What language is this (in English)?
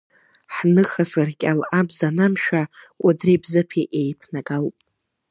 Abkhazian